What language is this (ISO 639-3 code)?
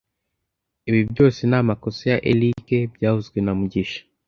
kin